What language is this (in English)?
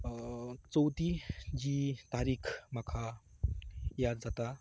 Konkani